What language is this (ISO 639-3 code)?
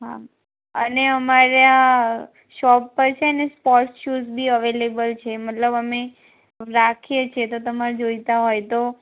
guj